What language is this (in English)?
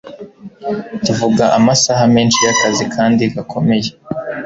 Kinyarwanda